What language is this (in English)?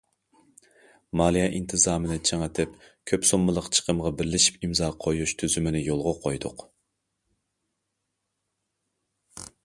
Uyghur